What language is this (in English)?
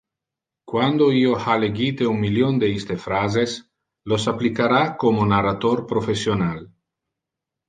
Interlingua